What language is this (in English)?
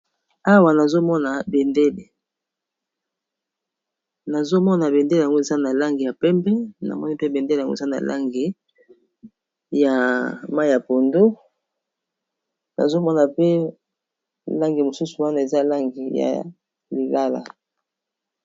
Lingala